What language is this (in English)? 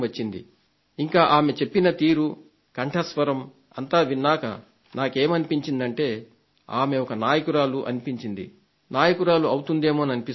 Telugu